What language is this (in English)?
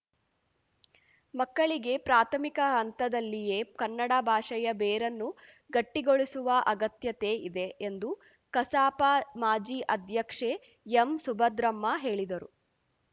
Kannada